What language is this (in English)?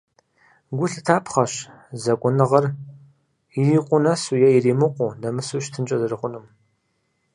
Kabardian